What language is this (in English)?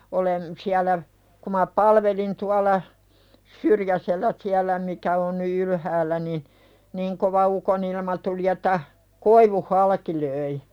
Finnish